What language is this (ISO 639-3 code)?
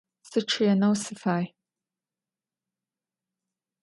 ady